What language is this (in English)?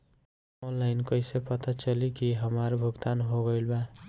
Bhojpuri